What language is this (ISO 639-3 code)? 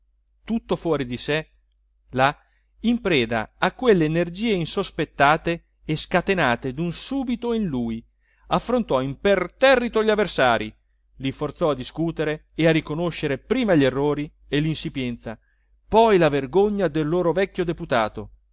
ita